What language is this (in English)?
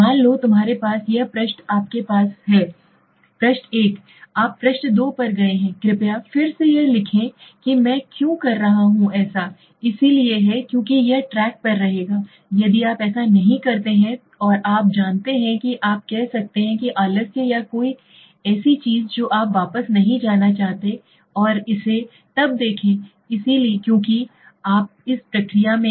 Hindi